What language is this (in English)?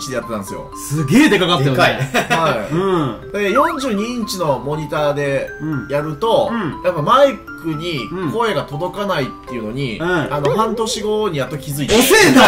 Japanese